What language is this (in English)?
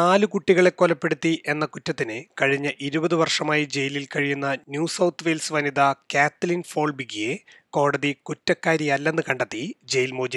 Malayalam